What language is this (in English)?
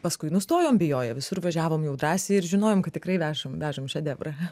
Lithuanian